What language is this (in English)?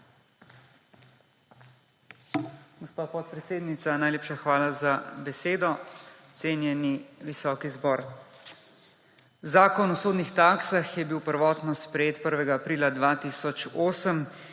Slovenian